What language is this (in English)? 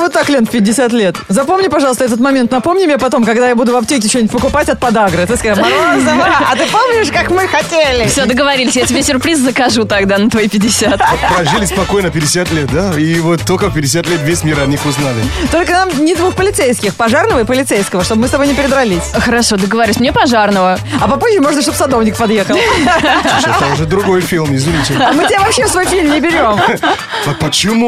Russian